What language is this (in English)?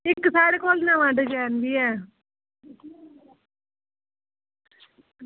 Dogri